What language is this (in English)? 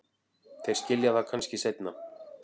Icelandic